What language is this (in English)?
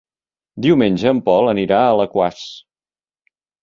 Catalan